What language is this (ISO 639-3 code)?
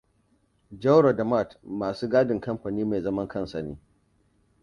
hau